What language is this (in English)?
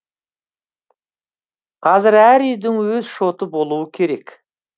Kazakh